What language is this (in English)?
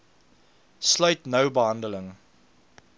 Afrikaans